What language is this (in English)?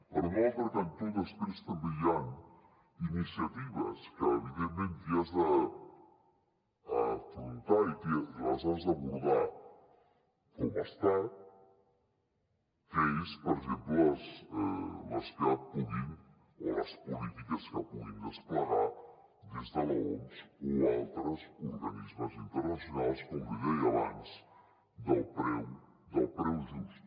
Catalan